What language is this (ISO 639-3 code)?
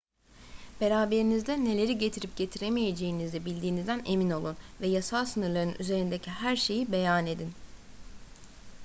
tur